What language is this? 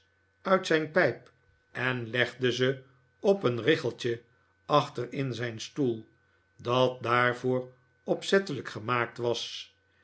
Dutch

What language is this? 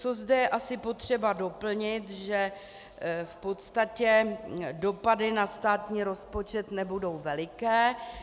Czech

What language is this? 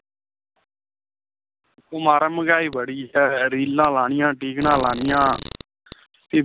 Dogri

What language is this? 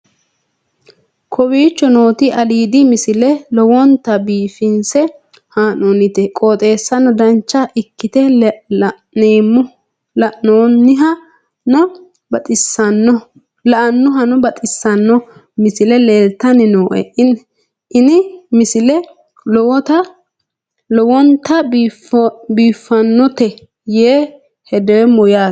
Sidamo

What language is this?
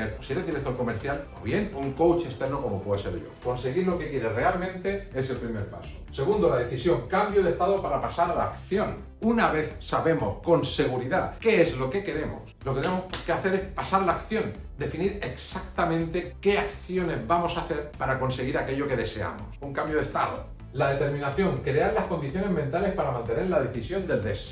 Spanish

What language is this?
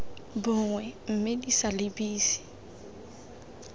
Tswana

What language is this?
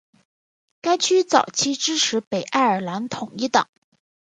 Chinese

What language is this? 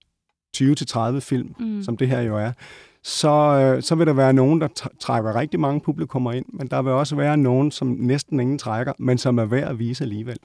Danish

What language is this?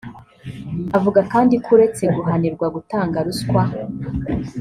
Kinyarwanda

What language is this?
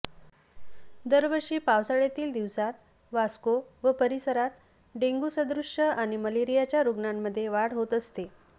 Marathi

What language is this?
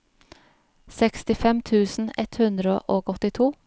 Norwegian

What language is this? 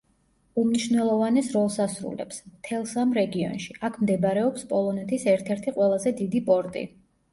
Georgian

